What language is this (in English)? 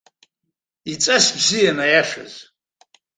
Abkhazian